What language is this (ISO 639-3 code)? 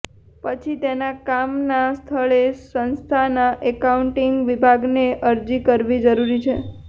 guj